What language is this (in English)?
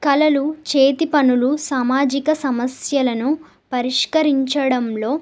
Telugu